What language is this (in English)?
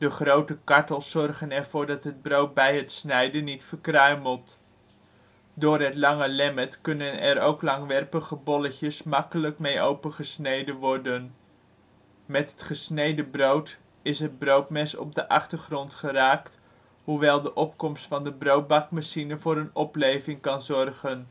Dutch